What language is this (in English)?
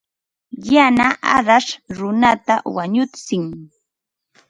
Ambo-Pasco Quechua